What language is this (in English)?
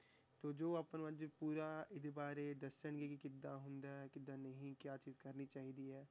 Punjabi